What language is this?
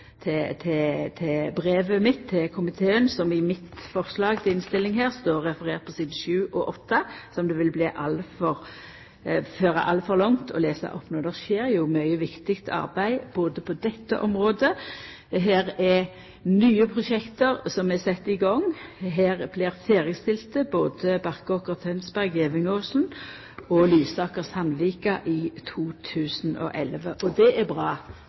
Norwegian Nynorsk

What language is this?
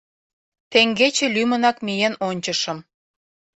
Mari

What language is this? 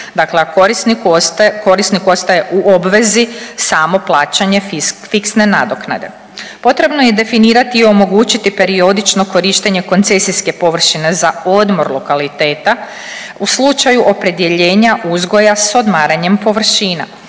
Croatian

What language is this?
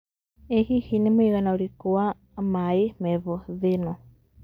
Kikuyu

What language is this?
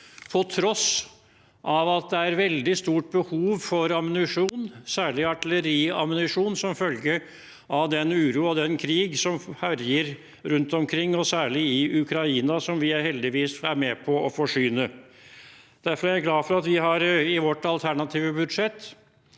Norwegian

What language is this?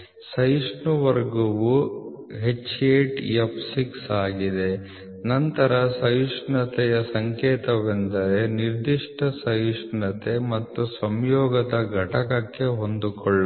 Kannada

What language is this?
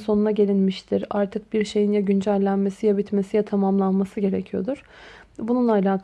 Turkish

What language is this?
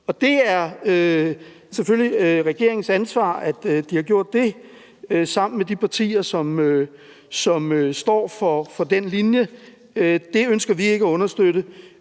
Danish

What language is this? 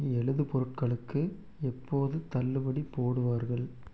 Tamil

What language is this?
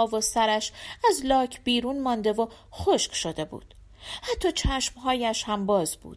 Persian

